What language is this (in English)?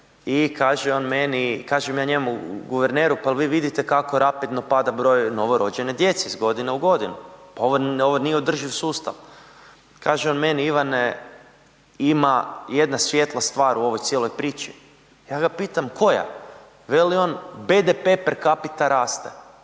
Croatian